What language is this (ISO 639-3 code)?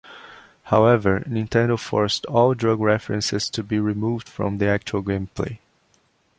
eng